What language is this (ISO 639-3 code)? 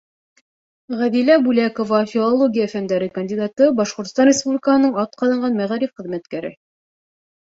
bak